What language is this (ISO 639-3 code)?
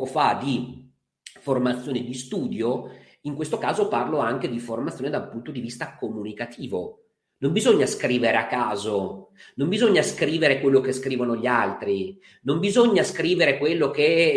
ita